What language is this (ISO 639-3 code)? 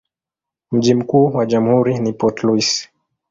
swa